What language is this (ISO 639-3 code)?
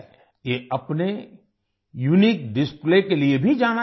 hin